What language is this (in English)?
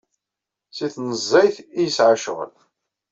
Kabyle